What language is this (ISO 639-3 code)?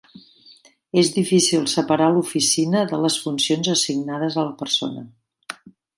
cat